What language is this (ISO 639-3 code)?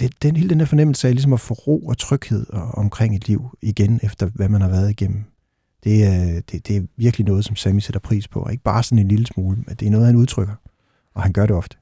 dan